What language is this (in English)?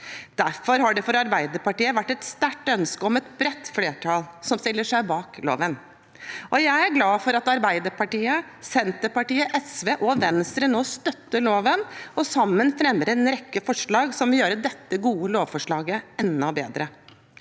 Norwegian